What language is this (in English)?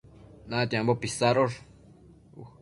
Matsés